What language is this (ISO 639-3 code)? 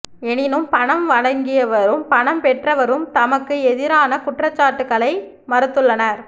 tam